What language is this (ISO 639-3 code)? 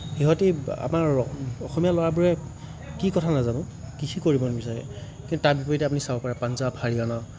asm